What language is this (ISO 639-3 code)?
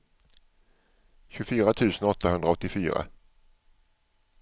swe